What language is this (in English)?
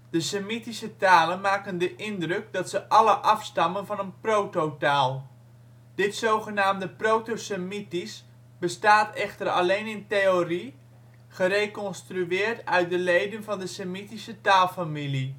Dutch